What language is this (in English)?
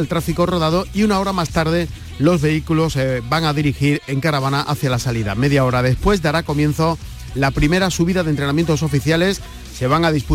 Spanish